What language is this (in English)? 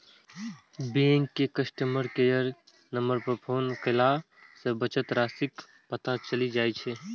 Maithili